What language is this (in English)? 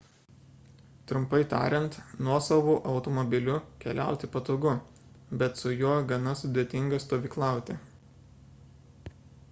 Lithuanian